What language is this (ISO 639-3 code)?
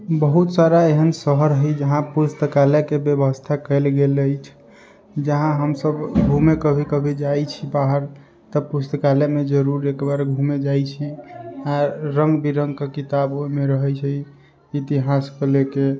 mai